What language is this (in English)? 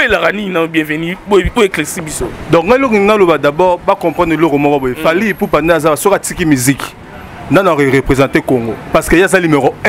French